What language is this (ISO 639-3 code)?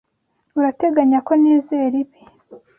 kin